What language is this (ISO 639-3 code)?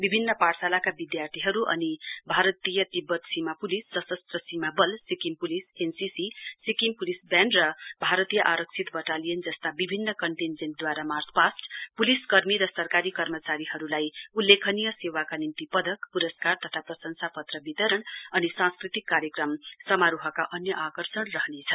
nep